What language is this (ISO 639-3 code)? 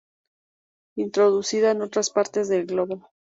spa